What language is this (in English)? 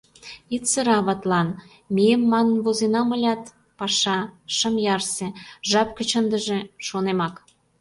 Mari